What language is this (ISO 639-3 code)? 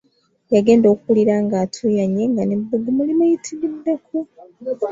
lug